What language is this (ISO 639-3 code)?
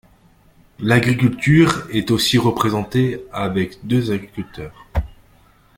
fra